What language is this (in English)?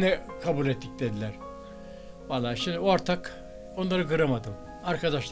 Turkish